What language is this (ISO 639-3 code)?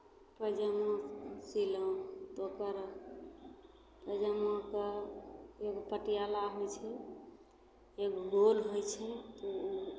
mai